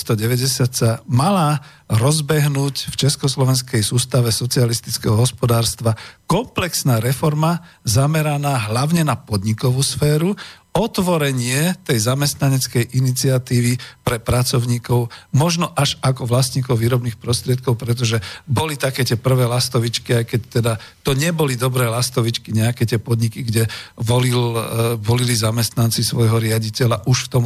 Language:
Slovak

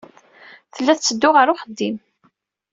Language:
Kabyle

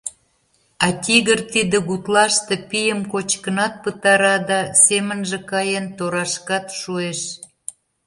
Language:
Mari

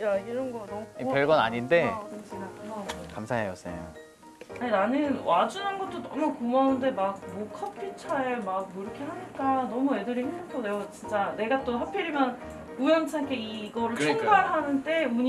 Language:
Korean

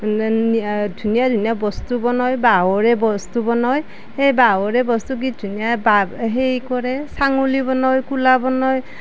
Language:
Assamese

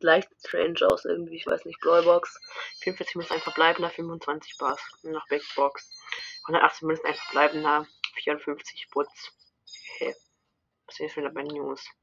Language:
German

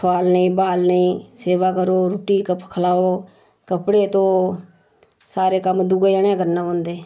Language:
Dogri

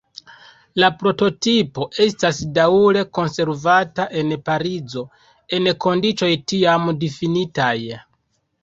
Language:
Esperanto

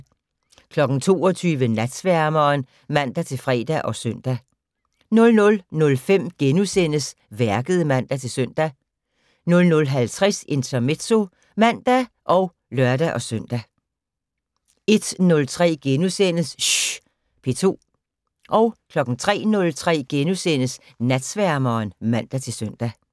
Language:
Danish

